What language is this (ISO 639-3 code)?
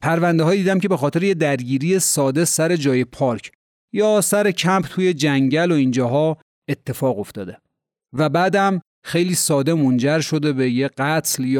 fas